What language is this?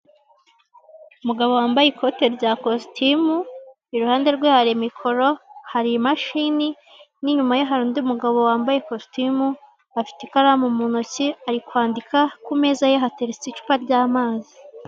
Kinyarwanda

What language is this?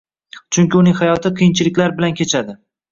Uzbek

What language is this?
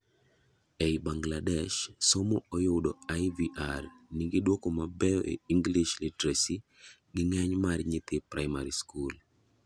Luo (Kenya and Tanzania)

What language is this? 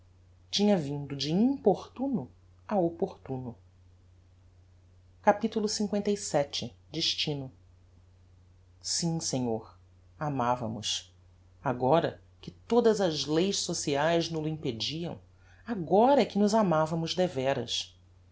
Portuguese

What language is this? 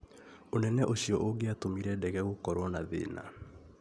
Kikuyu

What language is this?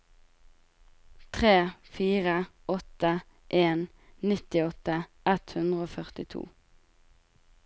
Norwegian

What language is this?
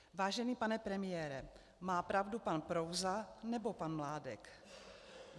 Czech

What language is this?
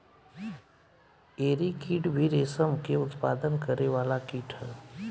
Bhojpuri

